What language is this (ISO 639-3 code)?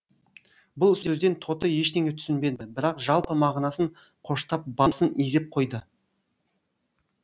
kaz